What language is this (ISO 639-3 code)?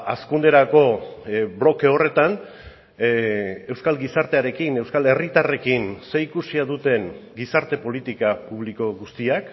eus